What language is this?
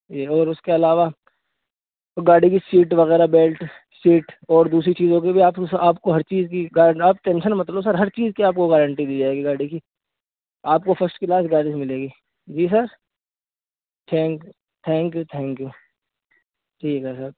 Urdu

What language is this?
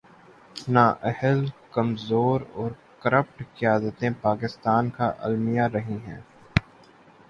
Urdu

